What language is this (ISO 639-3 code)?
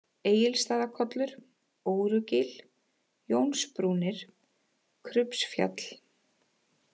isl